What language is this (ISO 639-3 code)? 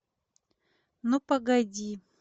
rus